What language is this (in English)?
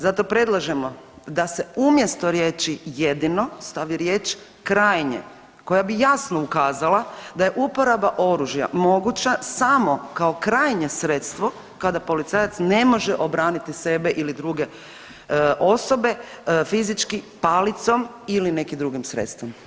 Croatian